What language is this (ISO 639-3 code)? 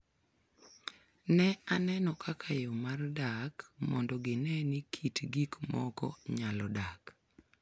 luo